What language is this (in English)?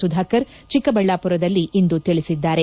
Kannada